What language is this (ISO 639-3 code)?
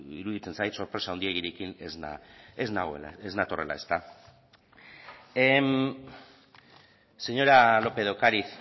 eus